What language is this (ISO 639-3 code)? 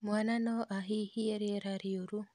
kik